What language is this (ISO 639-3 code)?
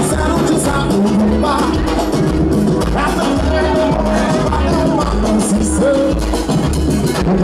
ara